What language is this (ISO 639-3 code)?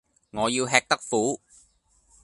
yue